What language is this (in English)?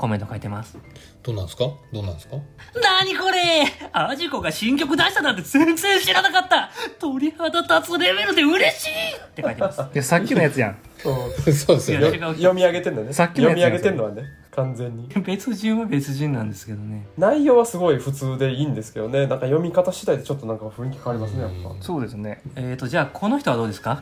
Japanese